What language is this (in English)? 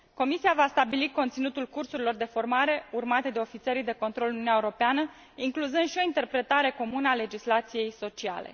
Romanian